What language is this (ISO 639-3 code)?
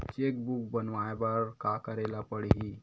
hne